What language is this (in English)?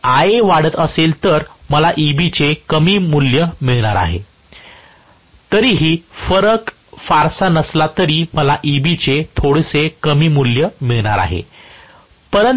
Marathi